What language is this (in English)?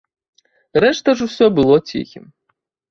Belarusian